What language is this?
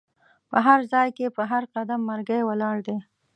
Pashto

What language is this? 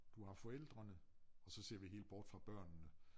Danish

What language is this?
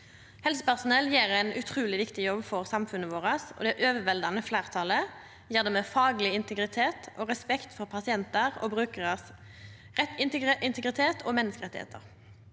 Norwegian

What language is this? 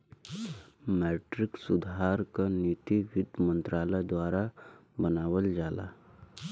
Bhojpuri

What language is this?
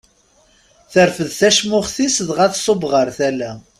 Kabyle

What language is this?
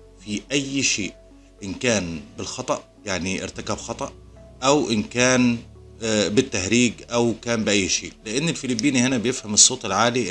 Arabic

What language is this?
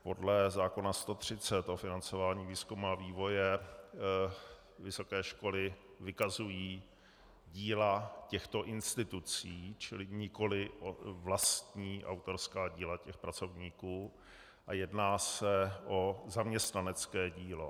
Czech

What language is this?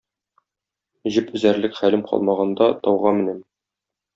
Tatar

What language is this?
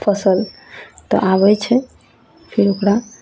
Maithili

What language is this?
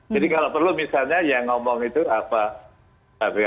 Indonesian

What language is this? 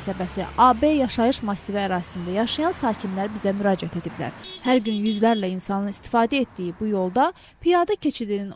Turkish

